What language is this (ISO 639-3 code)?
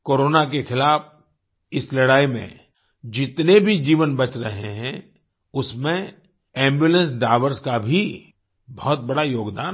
hin